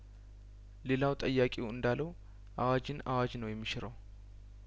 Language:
Amharic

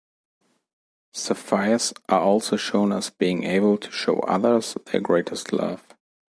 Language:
English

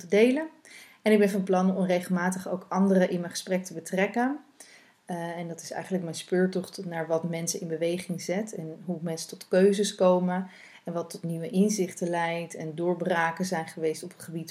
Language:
Dutch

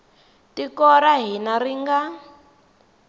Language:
Tsonga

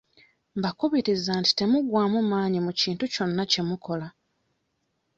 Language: Ganda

